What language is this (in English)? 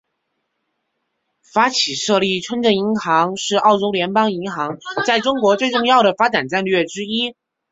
Chinese